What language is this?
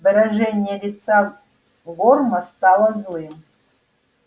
Russian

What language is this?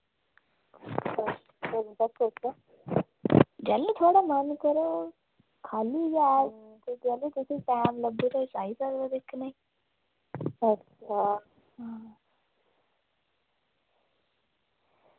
Dogri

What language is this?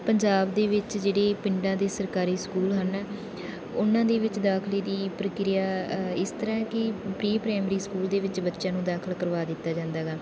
Punjabi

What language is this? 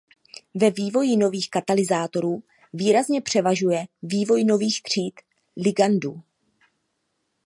Czech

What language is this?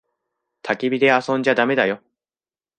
Japanese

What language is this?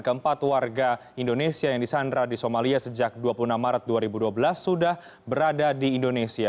Indonesian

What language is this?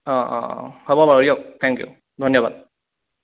Assamese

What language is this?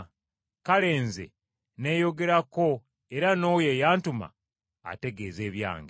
Ganda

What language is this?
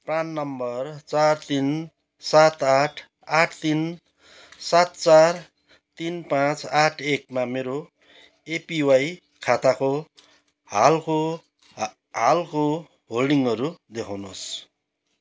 Nepali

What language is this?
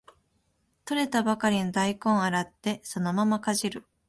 Japanese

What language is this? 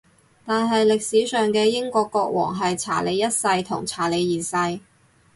Cantonese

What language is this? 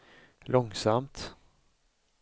Swedish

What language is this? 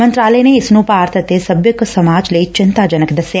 Punjabi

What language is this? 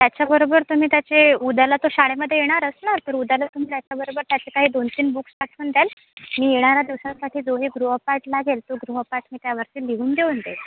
Marathi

